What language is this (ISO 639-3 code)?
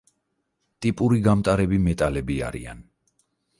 kat